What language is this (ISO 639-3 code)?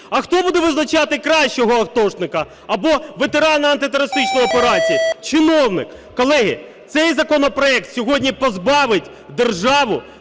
ukr